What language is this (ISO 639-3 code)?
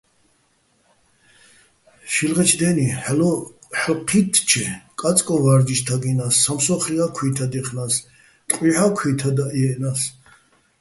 bbl